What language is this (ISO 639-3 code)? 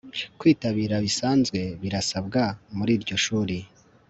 kin